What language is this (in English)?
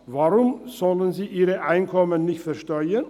Swiss German